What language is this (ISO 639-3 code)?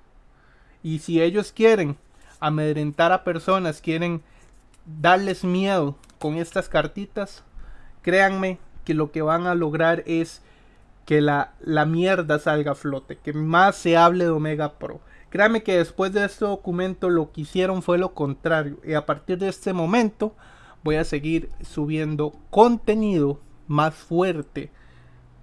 spa